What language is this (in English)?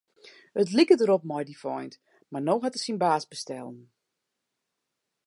Western Frisian